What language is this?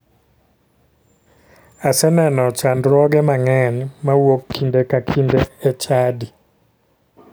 Luo (Kenya and Tanzania)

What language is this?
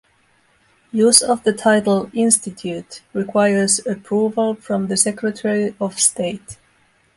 English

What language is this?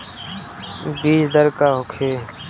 Bhojpuri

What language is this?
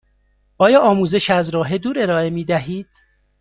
Persian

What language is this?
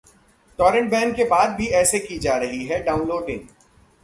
Hindi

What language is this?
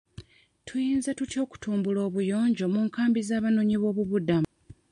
Ganda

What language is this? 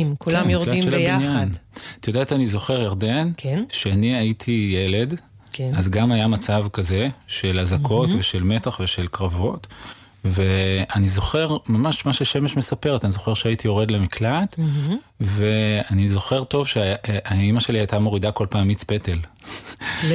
Hebrew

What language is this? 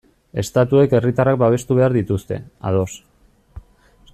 Basque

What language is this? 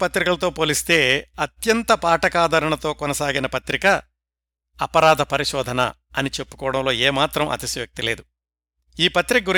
Telugu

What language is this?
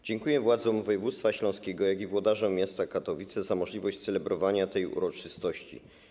Polish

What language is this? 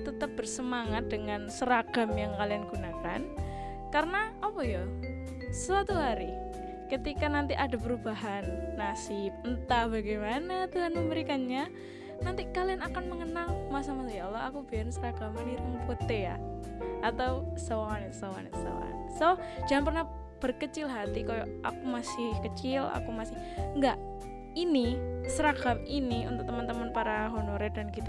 Indonesian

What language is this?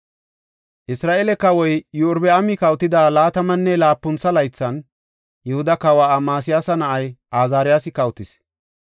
Gofa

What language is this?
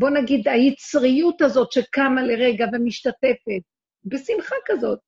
Hebrew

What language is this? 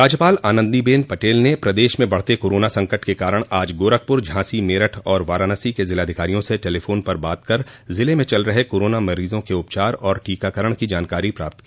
Hindi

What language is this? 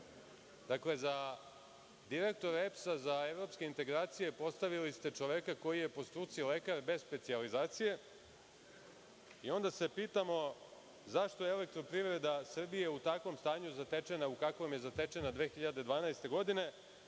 Serbian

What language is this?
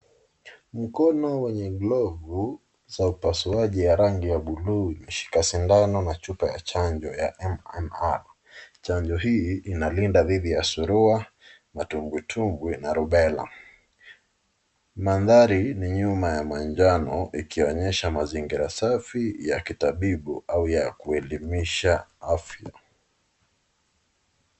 Swahili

